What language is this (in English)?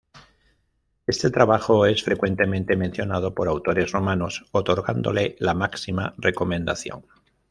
Spanish